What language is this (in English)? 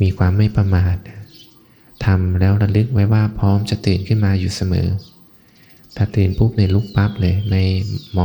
Thai